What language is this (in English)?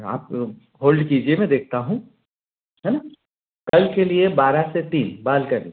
Hindi